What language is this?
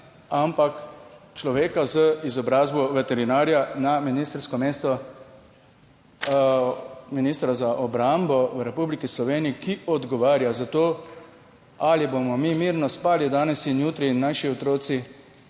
Slovenian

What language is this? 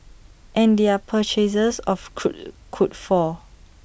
English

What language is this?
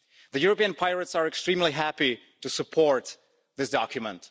English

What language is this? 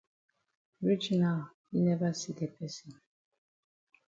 Cameroon Pidgin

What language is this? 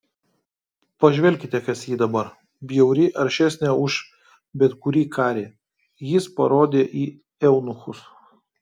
Lithuanian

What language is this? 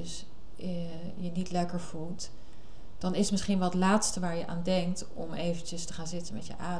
Dutch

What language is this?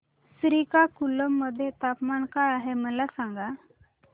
Marathi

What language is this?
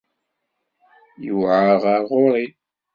Kabyle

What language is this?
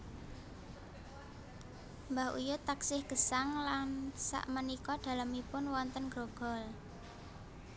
Javanese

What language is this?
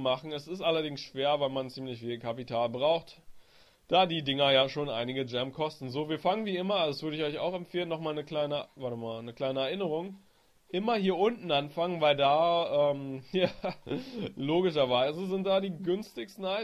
German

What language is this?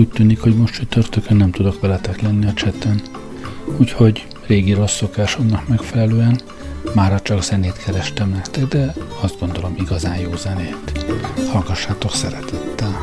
Hungarian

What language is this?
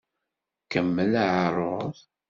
Kabyle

